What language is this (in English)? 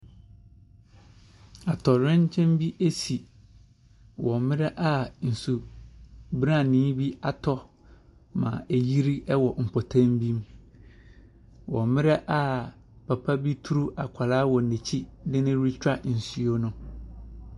Akan